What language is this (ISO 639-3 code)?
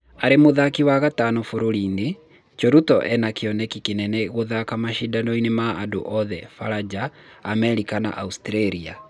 kik